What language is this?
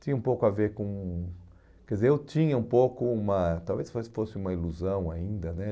Portuguese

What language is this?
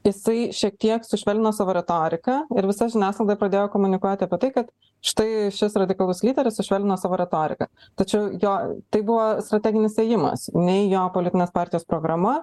Lithuanian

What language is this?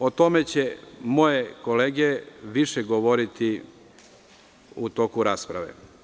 Serbian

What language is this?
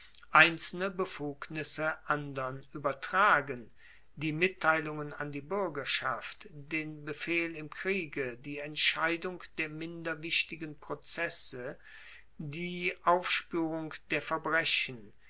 German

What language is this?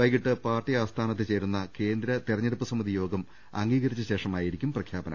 Malayalam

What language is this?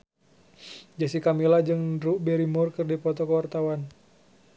Sundanese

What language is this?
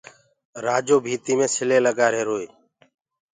Gurgula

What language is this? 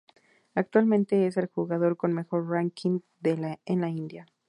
Spanish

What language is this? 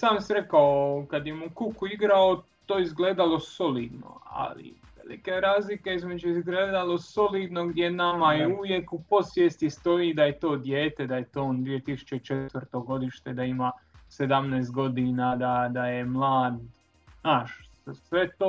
Croatian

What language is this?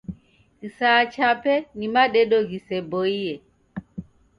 Taita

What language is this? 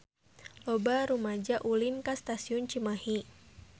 Sundanese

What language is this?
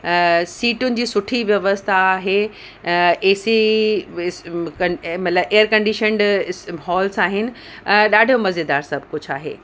Sindhi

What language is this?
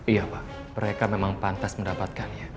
Indonesian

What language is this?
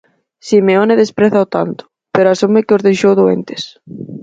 Galician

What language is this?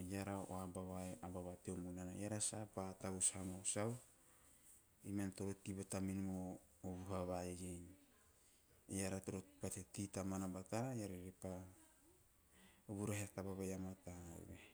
Teop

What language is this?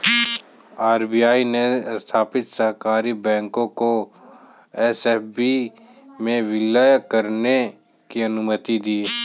Hindi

